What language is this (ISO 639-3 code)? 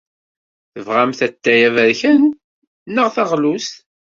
kab